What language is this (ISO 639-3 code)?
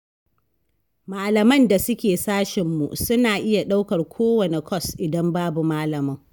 hau